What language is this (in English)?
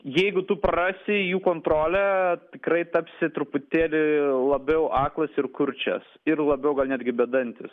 Lithuanian